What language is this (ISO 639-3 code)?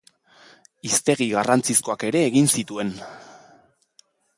eus